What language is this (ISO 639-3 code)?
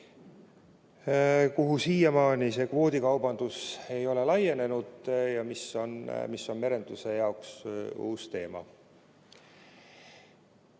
est